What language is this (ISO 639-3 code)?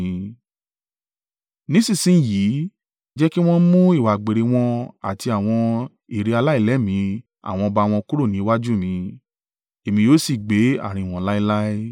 yor